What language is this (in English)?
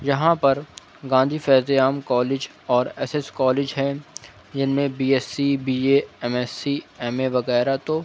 Urdu